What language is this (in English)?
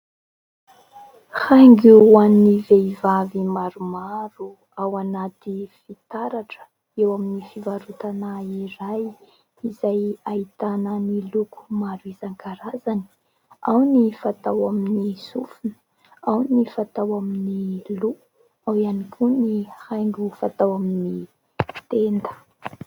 Malagasy